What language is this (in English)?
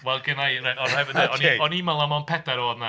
Welsh